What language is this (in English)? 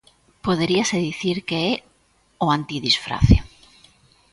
Galician